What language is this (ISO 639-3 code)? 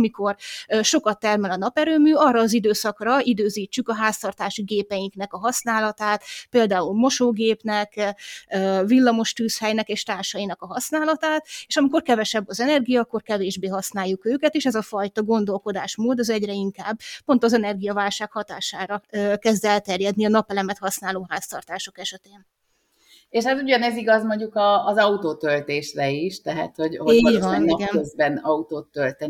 hun